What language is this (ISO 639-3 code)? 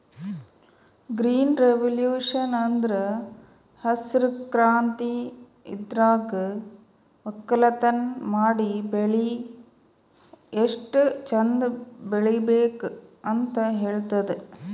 kan